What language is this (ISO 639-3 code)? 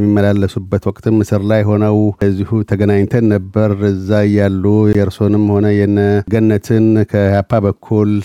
amh